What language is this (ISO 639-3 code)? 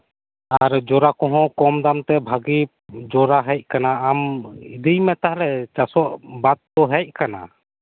sat